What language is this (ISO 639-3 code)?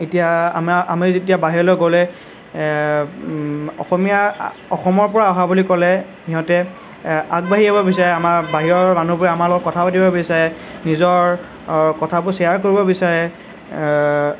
asm